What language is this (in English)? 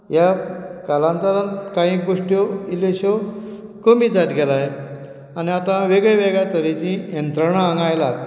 Konkani